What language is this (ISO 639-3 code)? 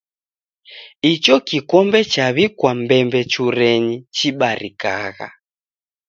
dav